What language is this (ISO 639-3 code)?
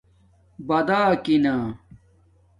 dmk